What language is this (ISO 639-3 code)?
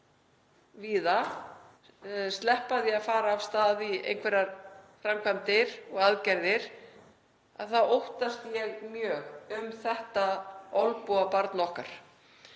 isl